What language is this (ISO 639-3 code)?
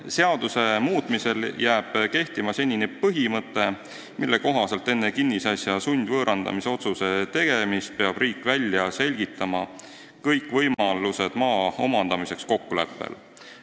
est